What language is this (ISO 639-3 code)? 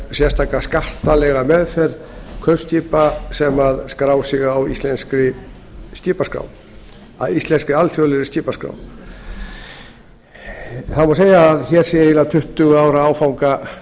isl